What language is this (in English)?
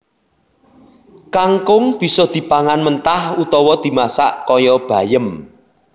Javanese